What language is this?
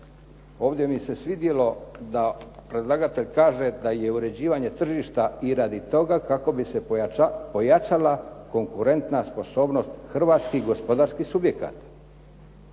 Croatian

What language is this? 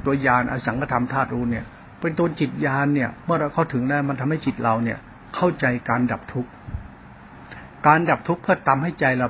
Thai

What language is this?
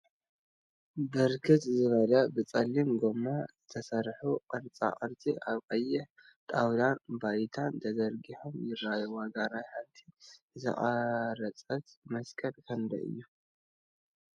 Tigrinya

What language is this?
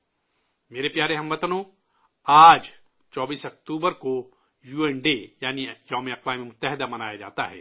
Urdu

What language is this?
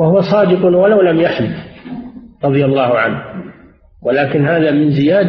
Arabic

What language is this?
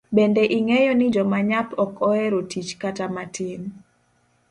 Luo (Kenya and Tanzania)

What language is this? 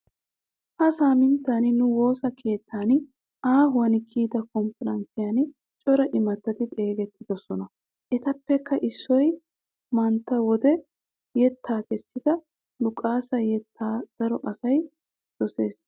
Wolaytta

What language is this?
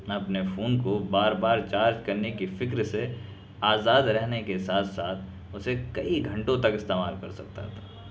Urdu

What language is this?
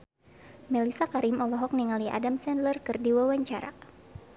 Sundanese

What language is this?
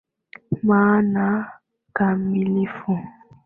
Swahili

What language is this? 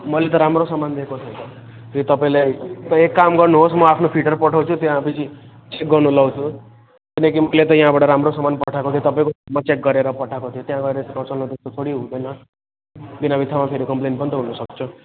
Nepali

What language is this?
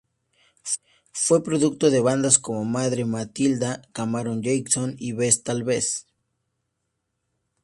Spanish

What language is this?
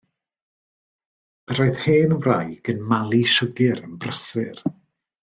Welsh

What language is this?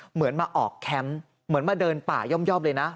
Thai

